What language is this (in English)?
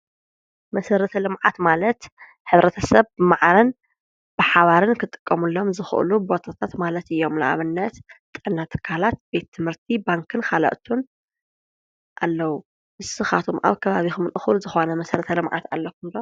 Tigrinya